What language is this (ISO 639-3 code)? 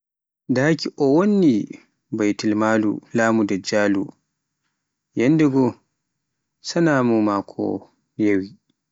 fuf